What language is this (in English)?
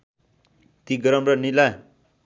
Nepali